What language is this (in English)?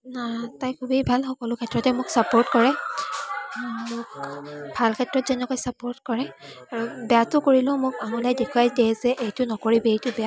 Assamese